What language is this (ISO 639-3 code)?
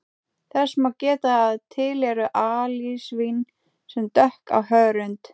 isl